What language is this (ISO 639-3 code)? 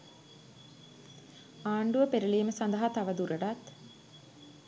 sin